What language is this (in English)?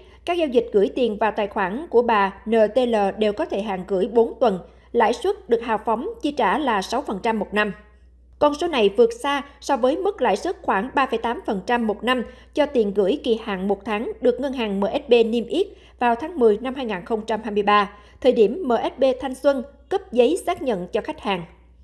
Vietnamese